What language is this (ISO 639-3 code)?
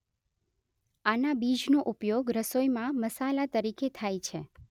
guj